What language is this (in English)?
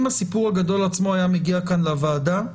Hebrew